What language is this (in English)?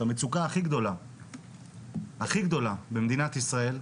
Hebrew